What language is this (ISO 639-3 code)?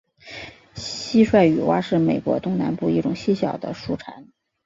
zho